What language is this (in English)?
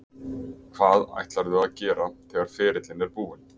Icelandic